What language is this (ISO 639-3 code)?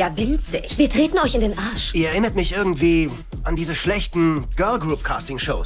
deu